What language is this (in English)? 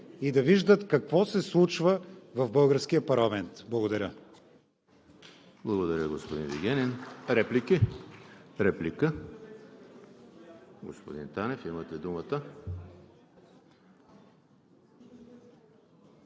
Bulgarian